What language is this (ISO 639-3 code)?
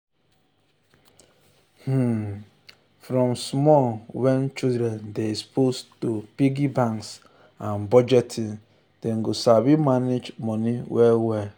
pcm